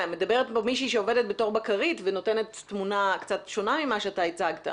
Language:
Hebrew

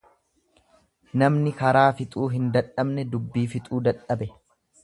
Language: Oromo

